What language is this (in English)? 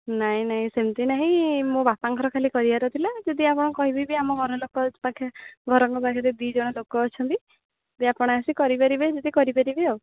Odia